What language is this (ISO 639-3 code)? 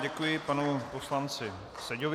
ces